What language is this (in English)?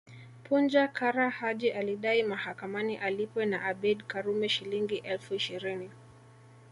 Swahili